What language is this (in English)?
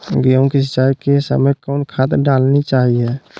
Magahi